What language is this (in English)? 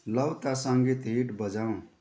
Nepali